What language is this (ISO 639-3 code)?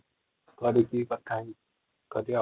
ori